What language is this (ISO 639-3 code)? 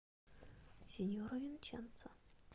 rus